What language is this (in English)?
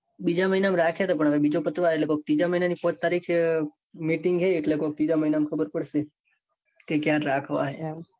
Gujarati